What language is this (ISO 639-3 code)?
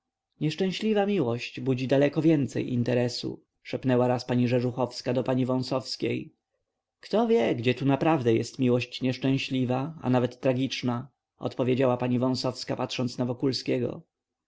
pol